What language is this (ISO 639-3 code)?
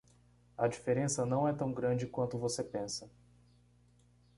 por